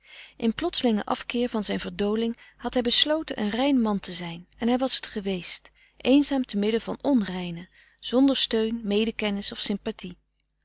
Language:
Dutch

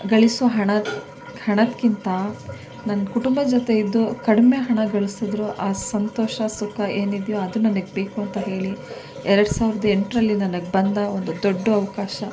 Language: Kannada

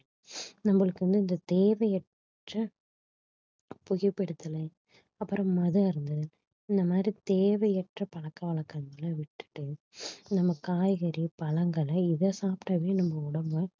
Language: Tamil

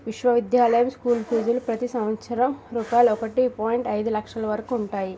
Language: Telugu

